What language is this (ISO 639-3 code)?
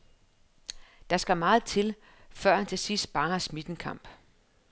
dan